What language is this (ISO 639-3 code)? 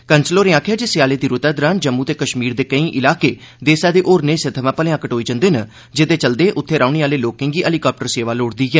doi